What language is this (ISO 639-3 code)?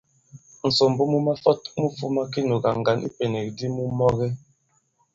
abb